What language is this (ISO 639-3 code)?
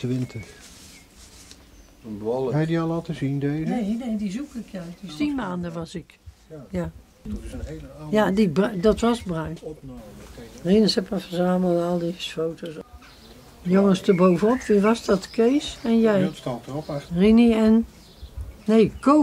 nld